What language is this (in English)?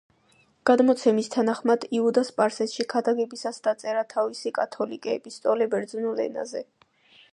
Georgian